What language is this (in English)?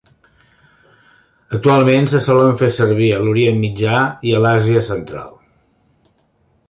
Catalan